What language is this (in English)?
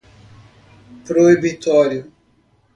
Portuguese